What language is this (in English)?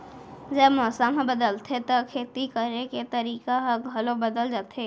Chhattisgarhi